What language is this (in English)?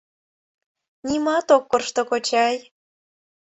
Mari